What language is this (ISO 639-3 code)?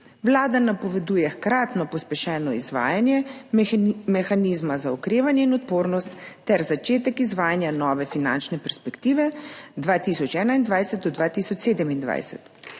slv